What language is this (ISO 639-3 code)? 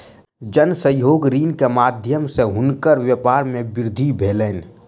mai